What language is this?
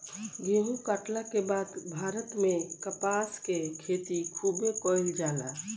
Bhojpuri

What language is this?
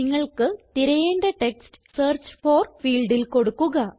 Malayalam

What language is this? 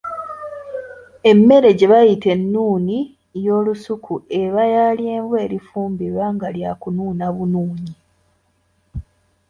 Ganda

